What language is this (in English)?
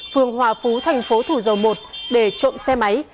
Vietnamese